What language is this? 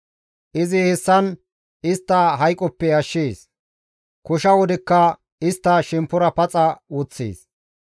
Gamo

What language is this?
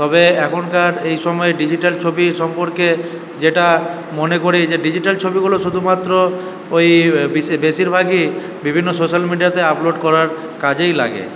Bangla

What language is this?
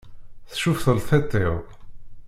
Kabyle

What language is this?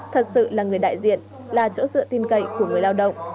Vietnamese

